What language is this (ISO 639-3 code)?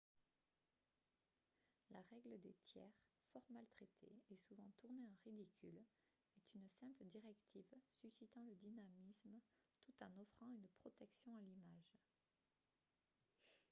fra